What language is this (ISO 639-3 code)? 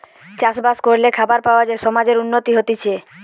ben